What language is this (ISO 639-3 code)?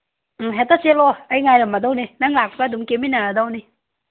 mni